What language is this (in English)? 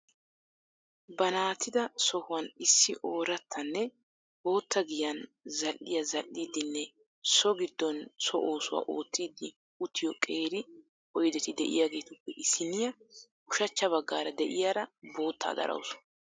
Wolaytta